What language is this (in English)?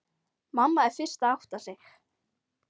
Icelandic